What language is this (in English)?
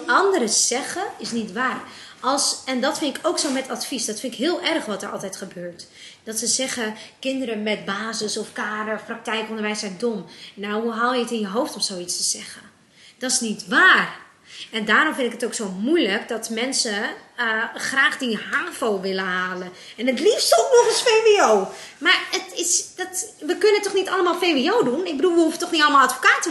Dutch